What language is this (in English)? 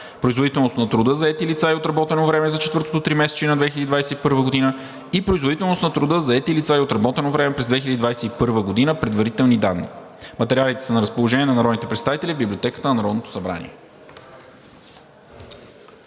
Bulgarian